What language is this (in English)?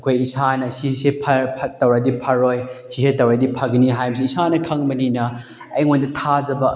Manipuri